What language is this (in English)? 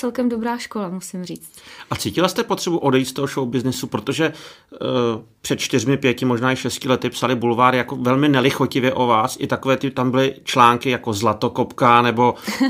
Czech